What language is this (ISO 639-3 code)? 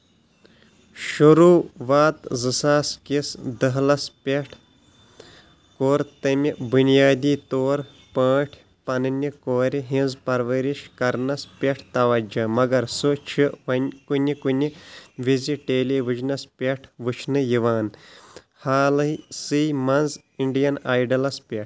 kas